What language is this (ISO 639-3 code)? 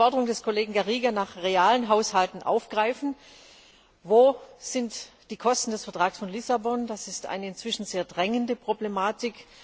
deu